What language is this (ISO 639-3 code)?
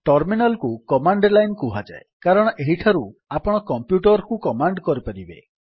ori